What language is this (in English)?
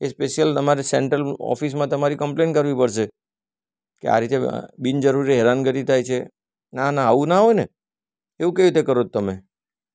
Gujarati